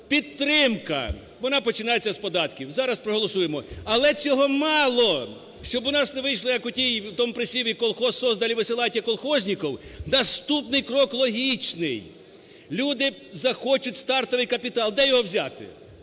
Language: Ukrainian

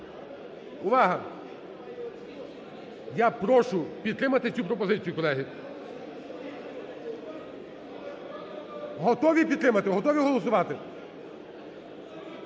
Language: Ukrainian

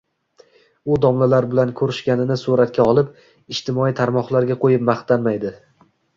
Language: Uzbek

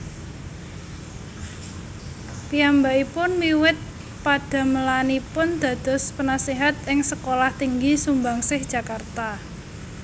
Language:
Javanese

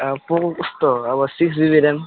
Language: Nepali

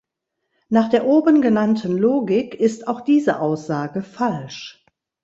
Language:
German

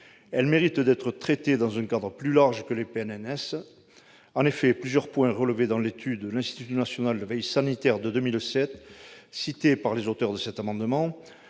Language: French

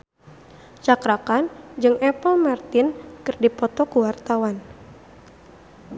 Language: Sundanese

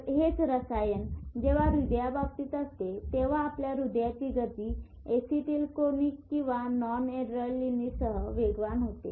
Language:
Marathi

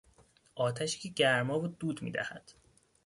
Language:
Persian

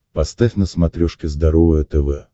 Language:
Russian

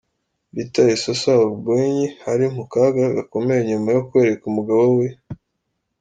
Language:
Kinyarwanda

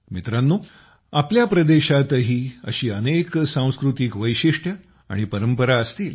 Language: Marathi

